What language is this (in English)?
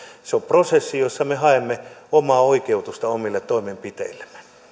Finnish